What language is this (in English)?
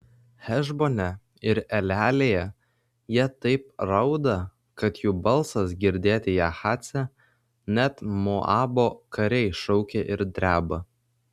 Lithuanian